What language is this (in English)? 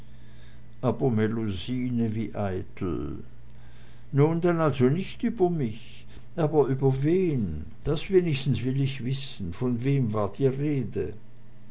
German